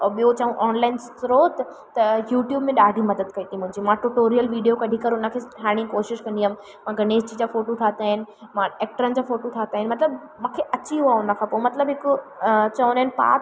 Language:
Sindhi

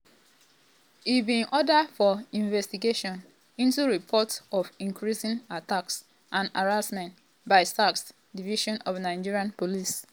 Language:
Nigerian Pidgin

